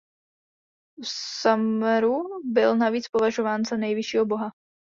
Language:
Czech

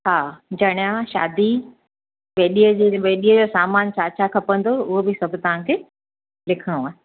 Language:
Sindhi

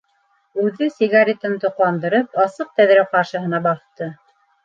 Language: Bashkir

